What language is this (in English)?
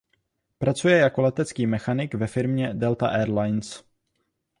Czech